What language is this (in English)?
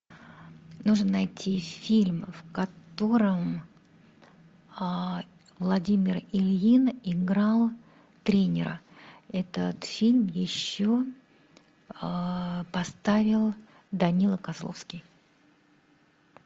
Russian